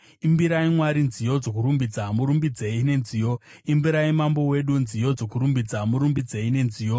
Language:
Shona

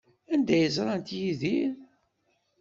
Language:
Kabyle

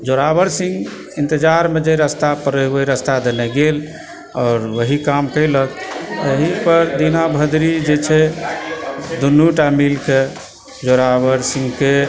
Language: Maithili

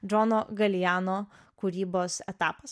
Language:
Lithuanian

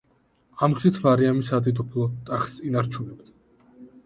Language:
Georgian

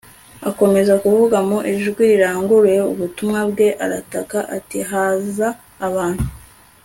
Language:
Kinyarwanda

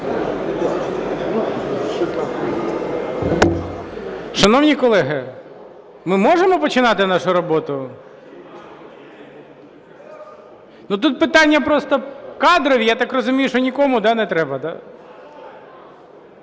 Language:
Ukrainian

